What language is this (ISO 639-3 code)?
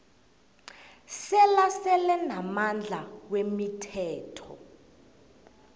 nbl